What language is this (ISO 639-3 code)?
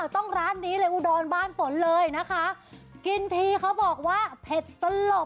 tha